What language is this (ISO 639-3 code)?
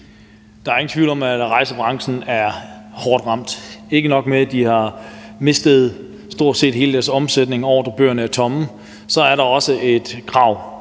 dan